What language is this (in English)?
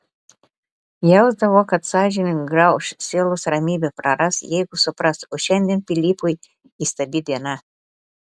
Lithuanian